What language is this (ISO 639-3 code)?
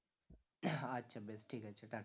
ben